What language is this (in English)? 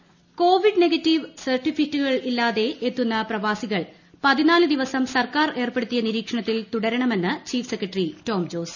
Malayalam